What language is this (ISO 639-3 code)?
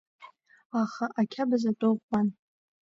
abk